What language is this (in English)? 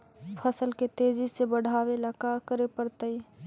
Magahi